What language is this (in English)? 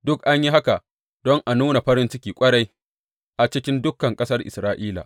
Hausa